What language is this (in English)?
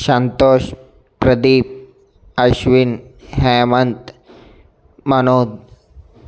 Telugu